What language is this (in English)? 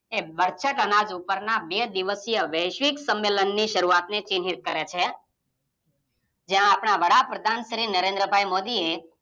Gujarati